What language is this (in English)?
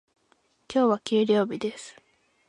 Japanese